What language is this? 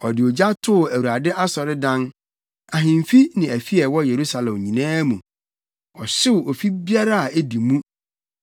Akan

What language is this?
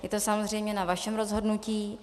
Czech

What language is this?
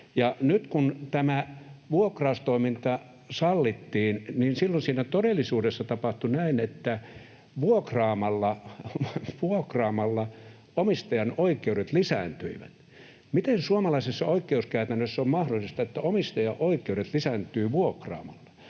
Finnish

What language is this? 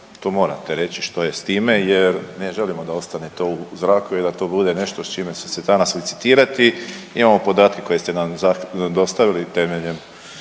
Croatian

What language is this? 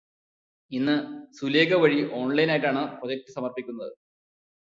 Malayalam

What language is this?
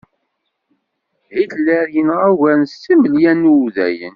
Kabyle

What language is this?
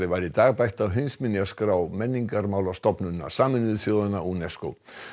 Icelandic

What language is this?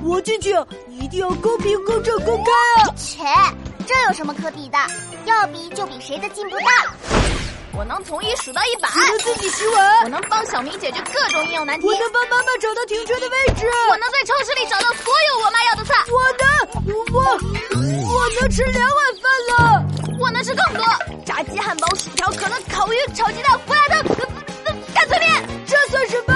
Chinese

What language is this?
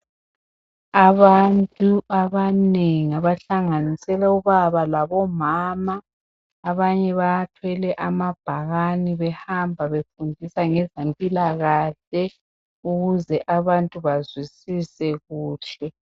North Ndebele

